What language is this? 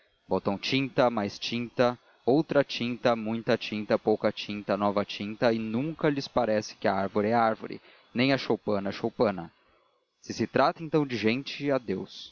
Portuguese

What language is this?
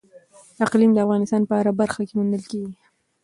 Pashto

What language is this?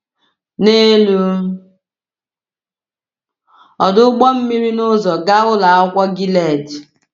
Igbo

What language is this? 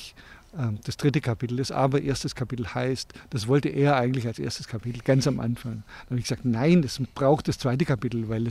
German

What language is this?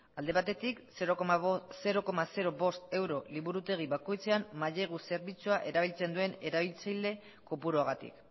Basque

